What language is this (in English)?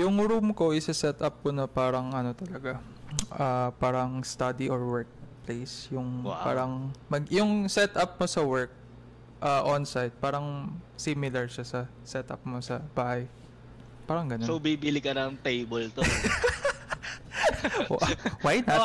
Filipino